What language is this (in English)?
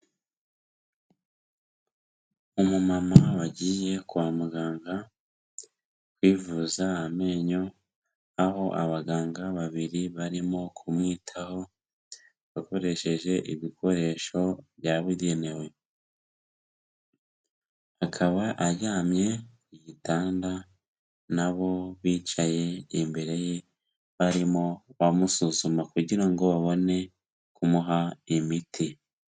Kinyarwanda